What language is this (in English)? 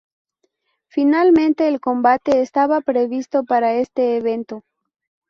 Spanish